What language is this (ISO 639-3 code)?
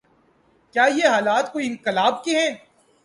urd